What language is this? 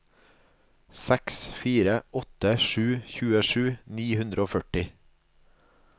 Norwegian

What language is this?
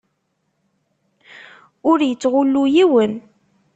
Kabyle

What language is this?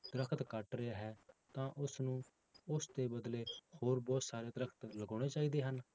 Punjabi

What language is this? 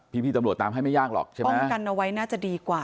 Thai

